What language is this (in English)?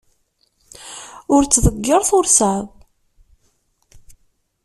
Kabyle